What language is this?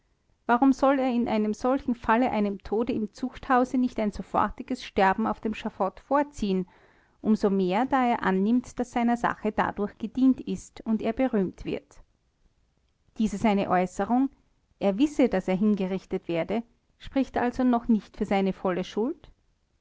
German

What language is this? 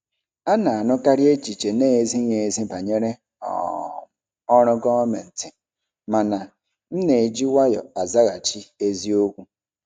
Igbo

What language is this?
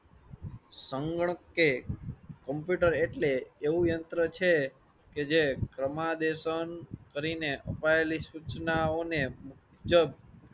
Gujarati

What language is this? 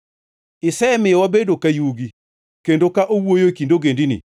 Luo (Kenya and Tanzania)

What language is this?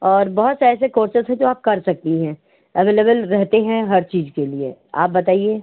Hindi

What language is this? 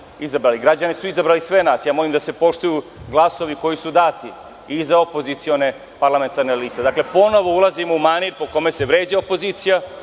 Serbian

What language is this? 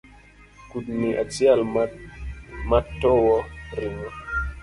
Luo (Kenya and Tanzania)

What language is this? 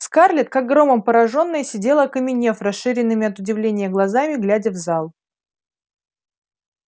Russian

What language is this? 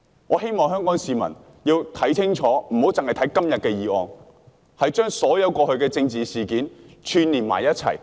Cantonese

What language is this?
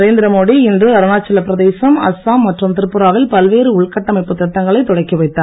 Tamil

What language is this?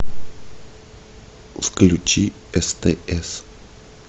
Russian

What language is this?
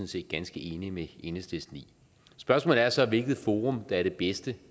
Danish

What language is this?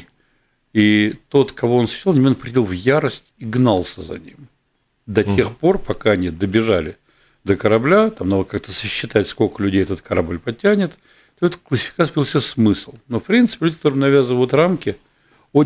Russian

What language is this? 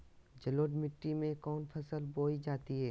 Magahi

